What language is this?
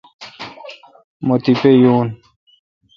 Kalkoti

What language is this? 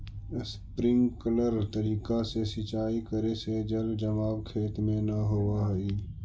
Magahi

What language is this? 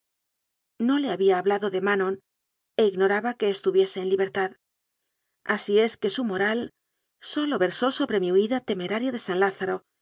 Spanish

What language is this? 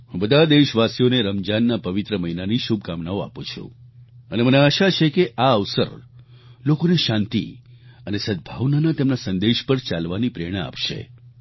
Gujarati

